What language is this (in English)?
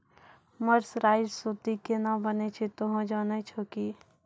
Maithili